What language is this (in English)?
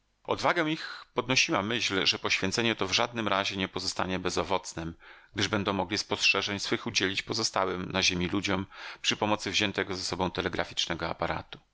Polish